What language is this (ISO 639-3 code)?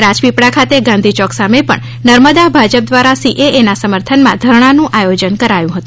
guj